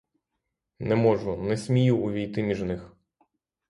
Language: Ukrainian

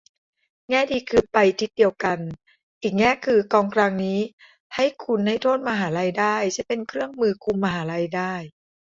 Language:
Thai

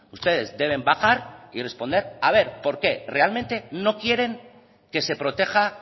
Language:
Spanish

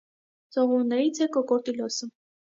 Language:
Armenian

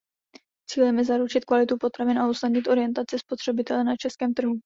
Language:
Czech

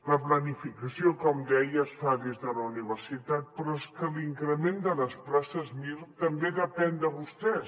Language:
Catalan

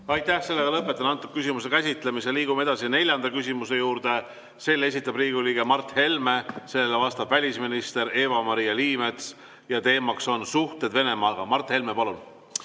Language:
Estonian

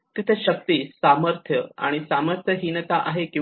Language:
Marathi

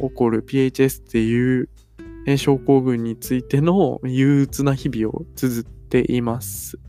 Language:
Japanese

